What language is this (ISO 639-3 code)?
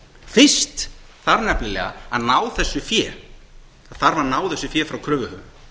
isl